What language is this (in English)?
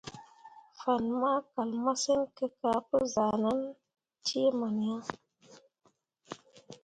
Mundang